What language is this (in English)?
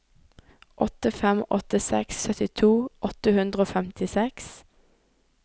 Norwegian